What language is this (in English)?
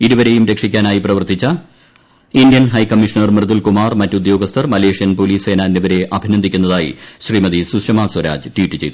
Malayalam